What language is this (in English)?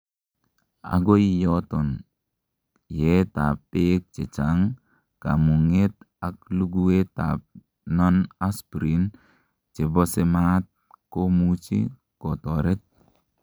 Kalenjin